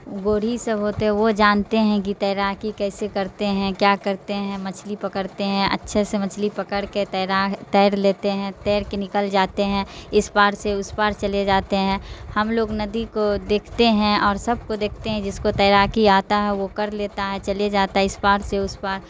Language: Urdu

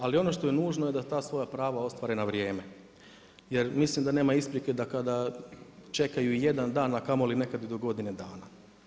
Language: Croatian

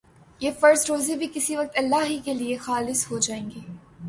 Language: Urdu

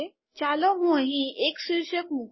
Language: Gujarati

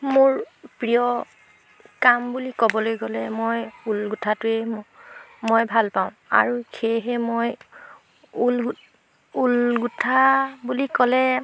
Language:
Assamese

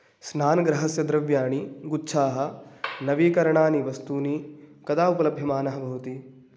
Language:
Sanskrit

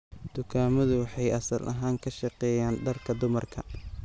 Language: Somali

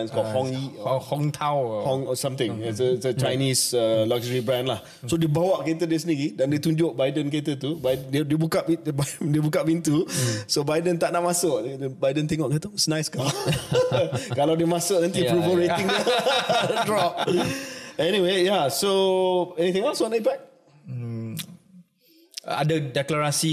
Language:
Malay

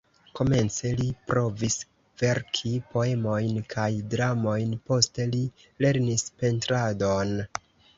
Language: Esperanto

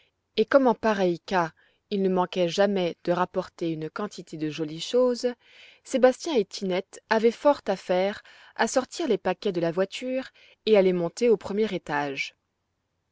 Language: French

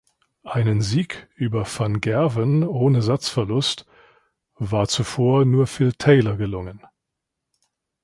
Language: German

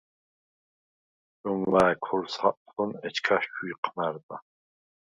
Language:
Svan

